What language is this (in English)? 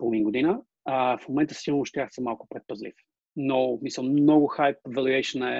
Bulgarian